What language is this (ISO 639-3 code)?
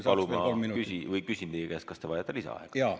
est